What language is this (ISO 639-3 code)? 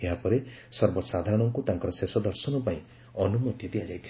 ori